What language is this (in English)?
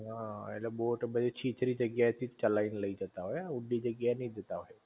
Gujarati